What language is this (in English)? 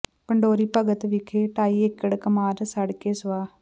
Punjabi